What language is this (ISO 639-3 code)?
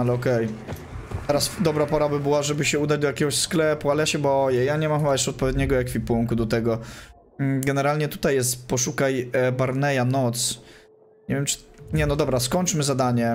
pol